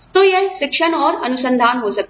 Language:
Hindi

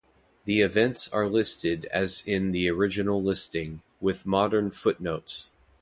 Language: English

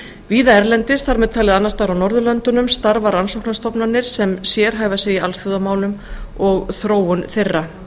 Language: Icelandic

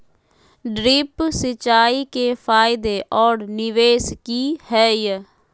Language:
Magahi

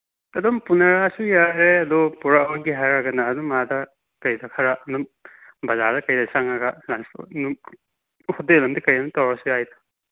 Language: Manipuri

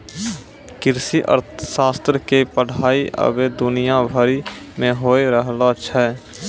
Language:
Maithili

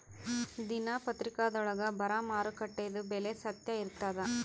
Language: Kannada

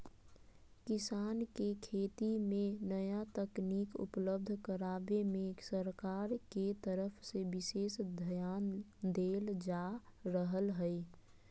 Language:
Magahi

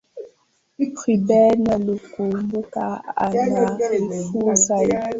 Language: Swahili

